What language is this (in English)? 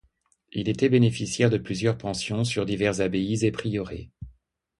French